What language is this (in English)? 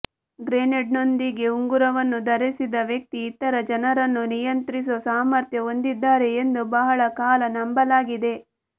Kannada